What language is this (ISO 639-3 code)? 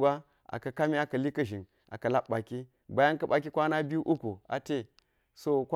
gyz